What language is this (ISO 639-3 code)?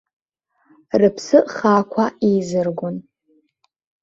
abk